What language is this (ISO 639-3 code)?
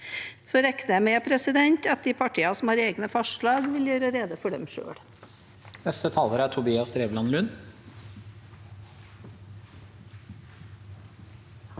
nor